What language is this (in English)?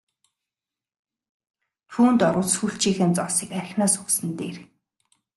Mongolian